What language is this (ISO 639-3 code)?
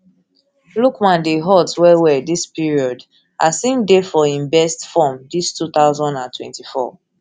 pcm